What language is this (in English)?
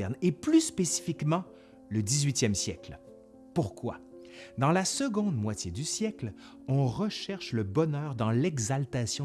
French